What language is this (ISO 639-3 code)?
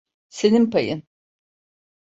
tur